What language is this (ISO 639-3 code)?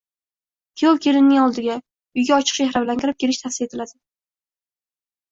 uzb